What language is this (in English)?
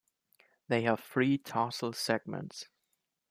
English